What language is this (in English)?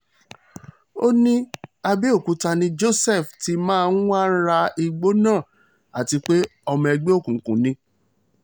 Yoruba